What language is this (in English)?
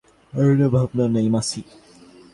Bangla